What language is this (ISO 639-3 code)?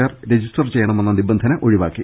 mal